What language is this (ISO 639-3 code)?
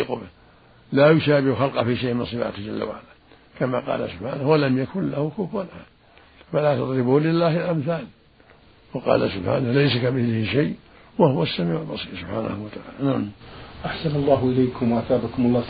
ara